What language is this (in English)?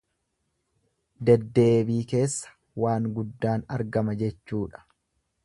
Oromo